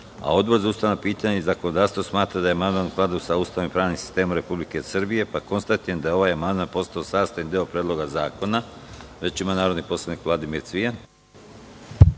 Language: Serbian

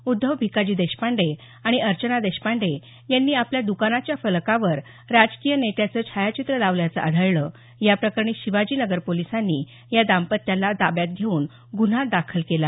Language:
Marathi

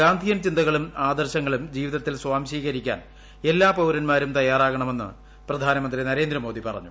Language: Malayalam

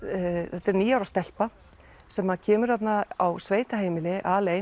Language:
Icelandic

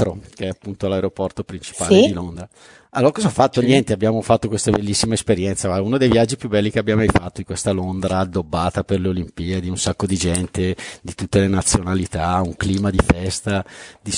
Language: Italian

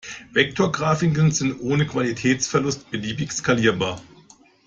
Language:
German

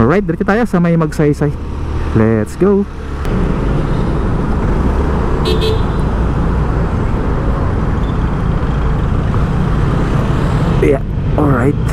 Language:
Filipino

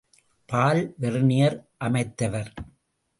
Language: Tamil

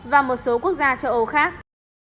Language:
Vietnamese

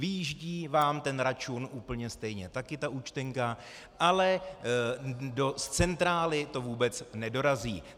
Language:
Czech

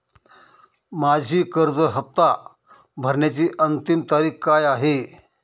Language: Marathi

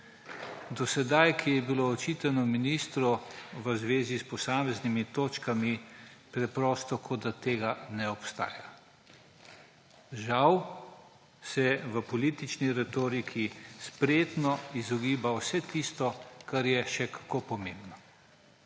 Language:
Slovenian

